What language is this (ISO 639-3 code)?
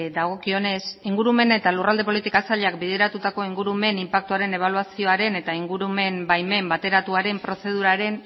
eus